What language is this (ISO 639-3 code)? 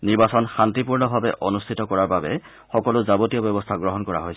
asm